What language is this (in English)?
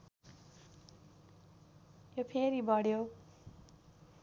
Nepali